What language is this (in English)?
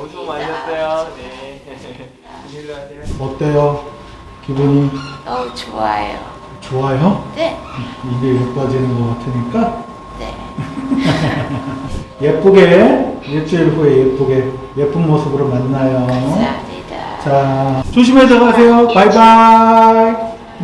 Korean